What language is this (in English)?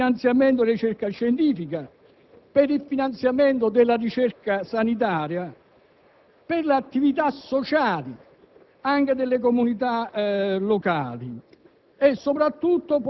Italian